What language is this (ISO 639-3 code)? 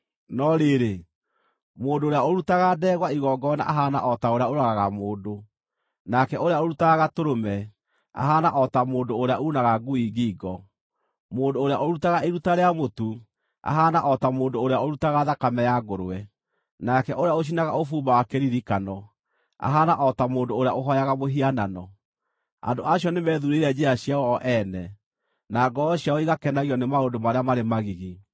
kik